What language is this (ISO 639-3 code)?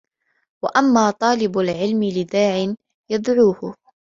ara